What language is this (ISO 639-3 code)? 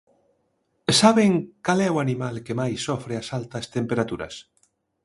glg